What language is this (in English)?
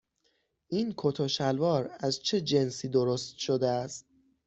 Persian